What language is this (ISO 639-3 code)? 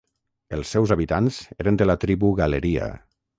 cat